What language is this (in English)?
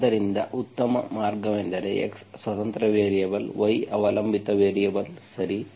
Kannada